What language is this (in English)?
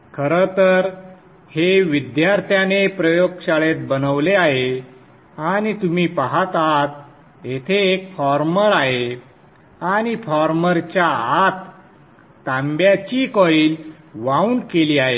Marathi